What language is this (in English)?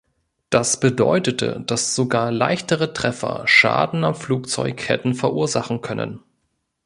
German